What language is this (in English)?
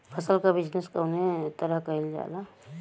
Bhojpuri